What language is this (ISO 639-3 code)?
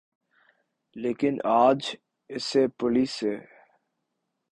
urd